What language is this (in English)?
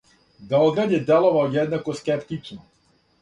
Serbian